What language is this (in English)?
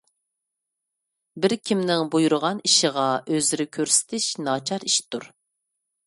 Uyghur